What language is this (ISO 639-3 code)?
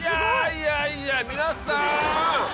jpn